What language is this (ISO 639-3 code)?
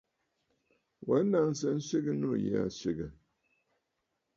bfd